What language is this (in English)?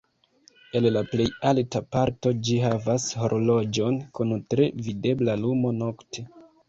Esperanto